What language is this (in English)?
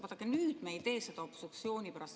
Estonian